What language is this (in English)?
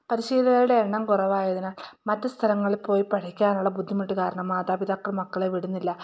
Malayalam